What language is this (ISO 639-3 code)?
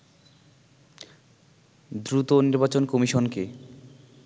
ben